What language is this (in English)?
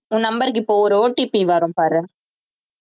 Tamil